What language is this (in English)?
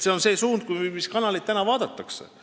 Estonian